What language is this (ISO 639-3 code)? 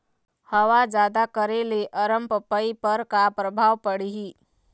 hne